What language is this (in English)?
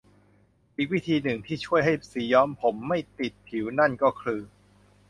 Thai